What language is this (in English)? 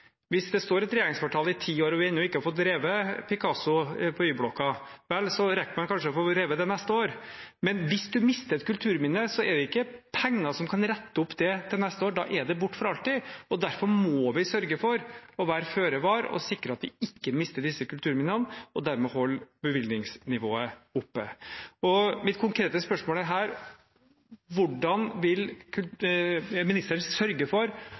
Norwegian Bokmål